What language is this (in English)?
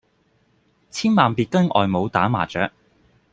Cantonese